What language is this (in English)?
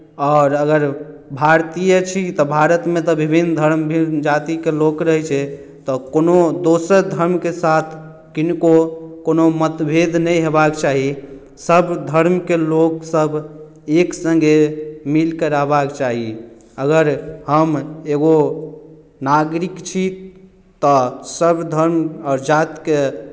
Maithili